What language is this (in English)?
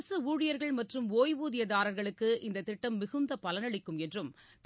Tamil